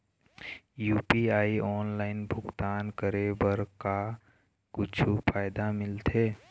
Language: Chhattisgarhi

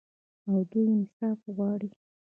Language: Pashto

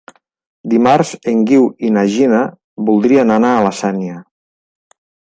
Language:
Catalan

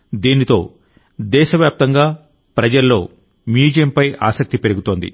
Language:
Telugu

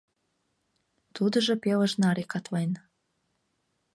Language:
Mari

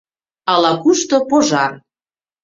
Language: Mari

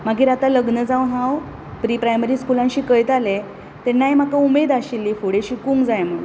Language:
Konkani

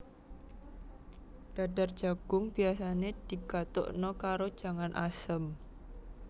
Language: Javanese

